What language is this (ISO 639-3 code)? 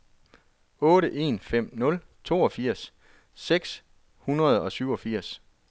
dan